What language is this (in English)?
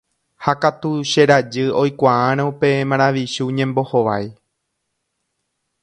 Guarani